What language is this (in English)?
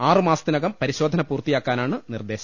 Malayalam